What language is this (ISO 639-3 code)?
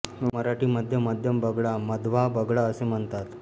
mar